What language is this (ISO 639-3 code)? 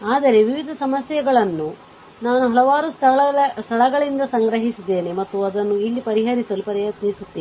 kan